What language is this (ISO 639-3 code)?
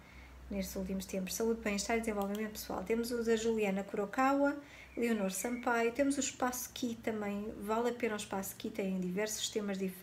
por